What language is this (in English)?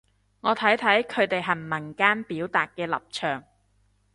Cantonese